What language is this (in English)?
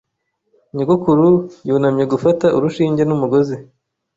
Kinyarwanda